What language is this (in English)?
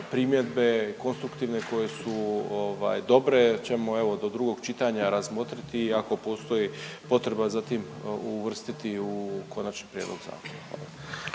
Croatian